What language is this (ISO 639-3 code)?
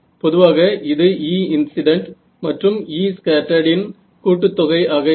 tam